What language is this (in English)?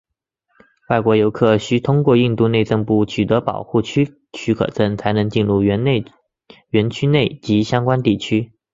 Chinese